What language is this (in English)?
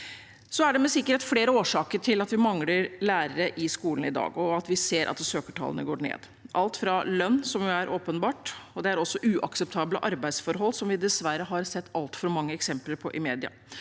Norwegian